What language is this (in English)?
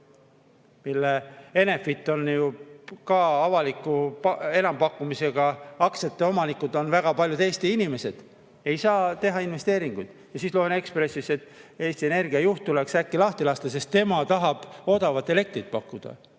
Estonian